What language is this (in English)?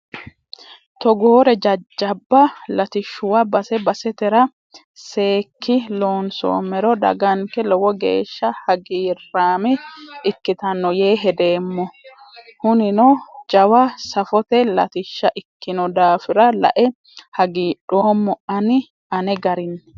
Sidamo